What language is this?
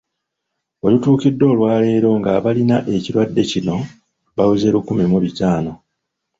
Ganda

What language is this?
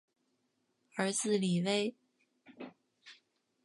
Chinese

